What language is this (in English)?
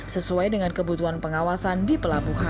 Indonesian